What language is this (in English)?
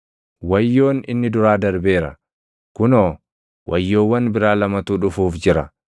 Oromo